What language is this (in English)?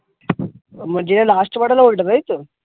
Bangla